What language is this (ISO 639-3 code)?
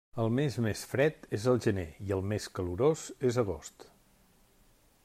cat